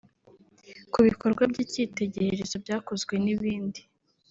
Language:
Kinyarwanda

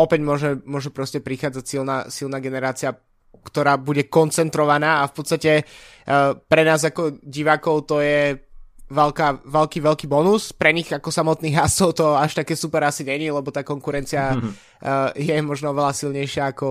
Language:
Slovak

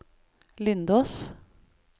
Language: Norwegian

